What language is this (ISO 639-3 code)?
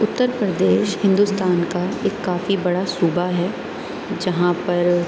urd